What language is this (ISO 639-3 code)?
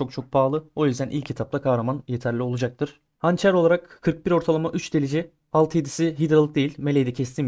tur